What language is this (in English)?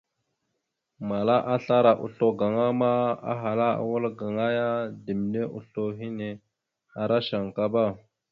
Mada (Cameroon)